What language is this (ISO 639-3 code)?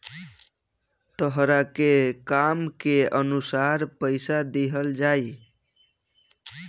bho